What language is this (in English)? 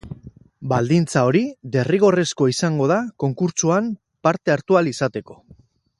Basque